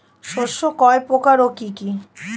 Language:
Bangla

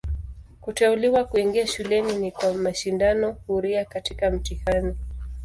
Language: Swahili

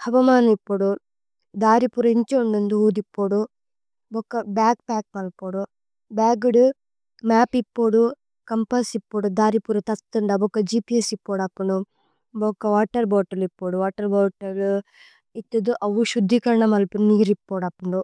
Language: Tulu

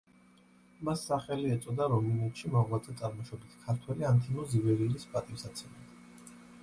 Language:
Georgian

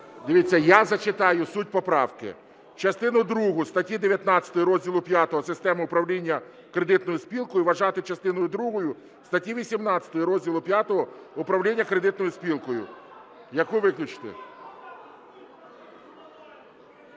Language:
Ukrainian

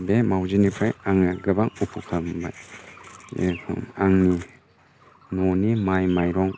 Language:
Bodo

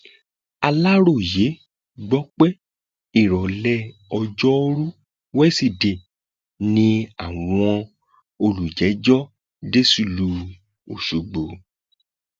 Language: Yoruba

